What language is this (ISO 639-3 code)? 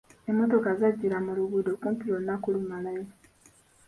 lug